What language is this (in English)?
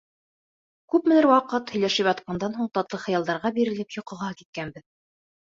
Bashkir